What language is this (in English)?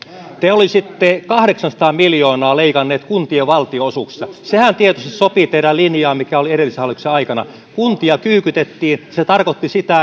Finnish